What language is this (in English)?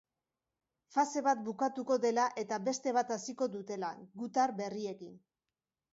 Basque